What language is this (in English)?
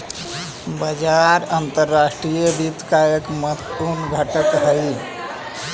Magahi